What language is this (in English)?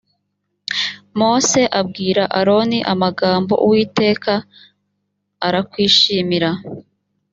Kinyarwanda